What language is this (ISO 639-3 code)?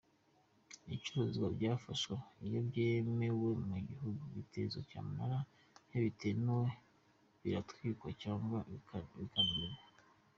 kin